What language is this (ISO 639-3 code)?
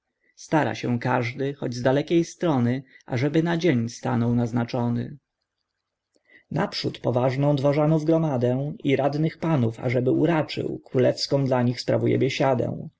pol